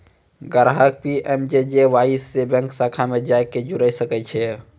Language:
Maithili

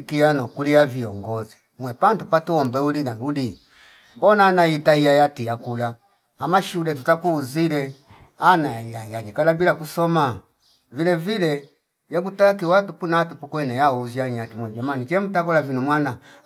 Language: Fipa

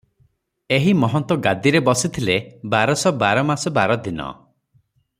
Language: Odia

